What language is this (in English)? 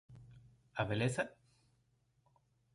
Galician